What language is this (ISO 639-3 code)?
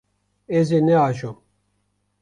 kur